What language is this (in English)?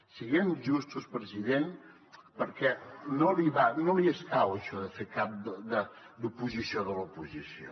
Catalan